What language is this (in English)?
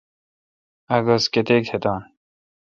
Kalkoti